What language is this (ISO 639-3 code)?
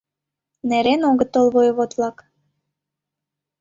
chm